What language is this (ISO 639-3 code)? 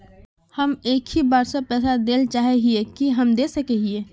mag